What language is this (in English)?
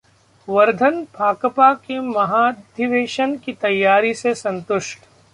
Hindi